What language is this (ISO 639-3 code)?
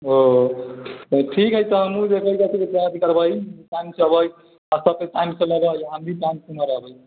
mai